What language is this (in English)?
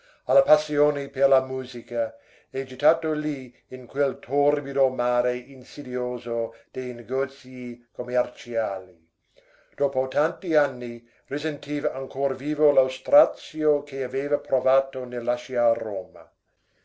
Italian